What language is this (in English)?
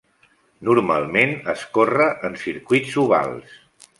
Catalan